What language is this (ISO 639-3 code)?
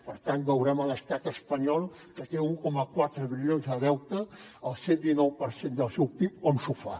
cat